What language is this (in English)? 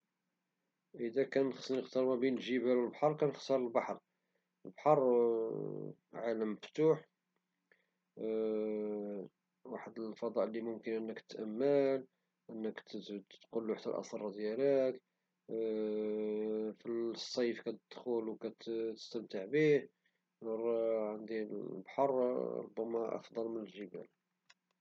Moroccan Arabic